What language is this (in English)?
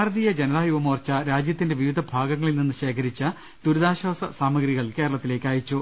Malayalam